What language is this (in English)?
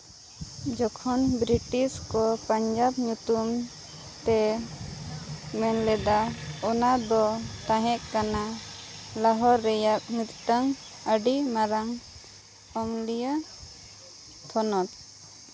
Santali